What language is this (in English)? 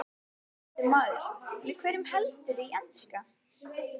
Icelandic